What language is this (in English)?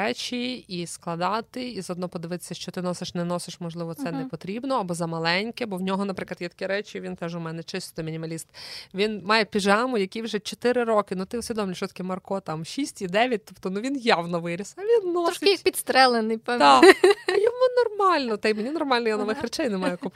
Ukrainian